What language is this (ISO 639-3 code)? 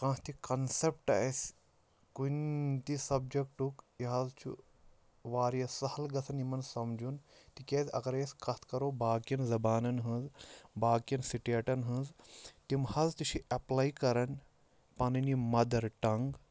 kas